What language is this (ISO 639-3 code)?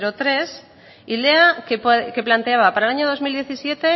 spa